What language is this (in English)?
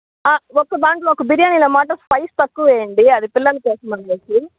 Telugu